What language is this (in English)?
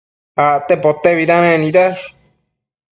Matsés